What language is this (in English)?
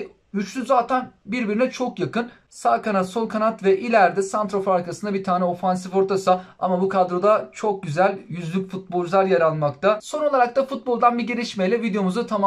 Turkish